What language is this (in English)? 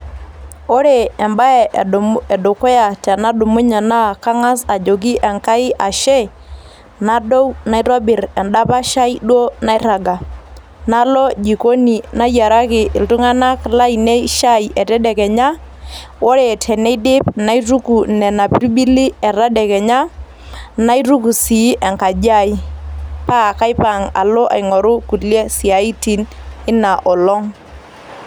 Masai